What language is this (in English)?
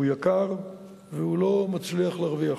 Hebrew